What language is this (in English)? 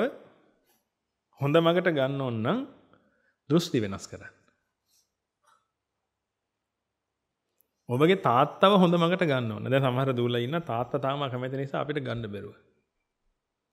Indonesian